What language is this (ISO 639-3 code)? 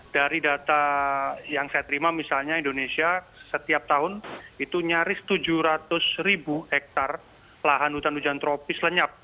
ind